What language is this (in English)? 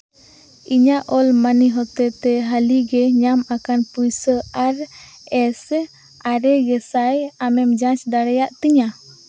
Santali